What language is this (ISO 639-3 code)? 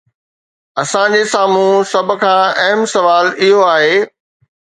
snd